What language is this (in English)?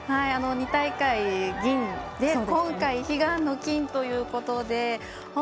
Japanese